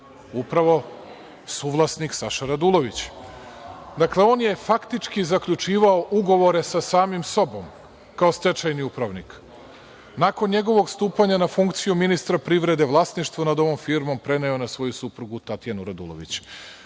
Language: Serbian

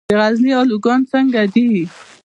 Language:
Pashto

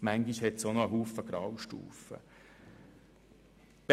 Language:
Swiss German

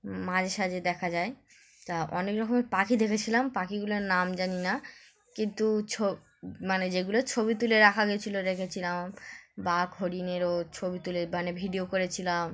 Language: Bangla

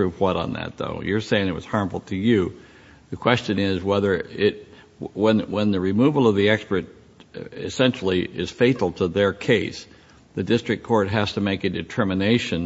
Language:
English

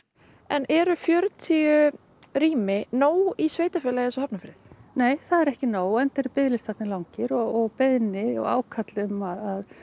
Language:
Icelandic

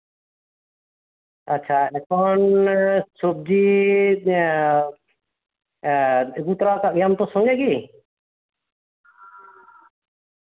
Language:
Santali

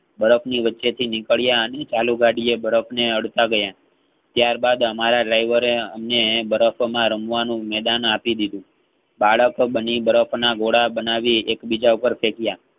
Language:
Gujarati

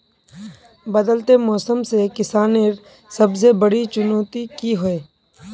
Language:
Magahi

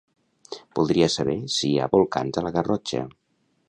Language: Catalan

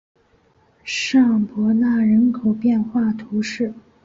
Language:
Chinese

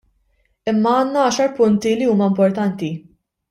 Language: Maltese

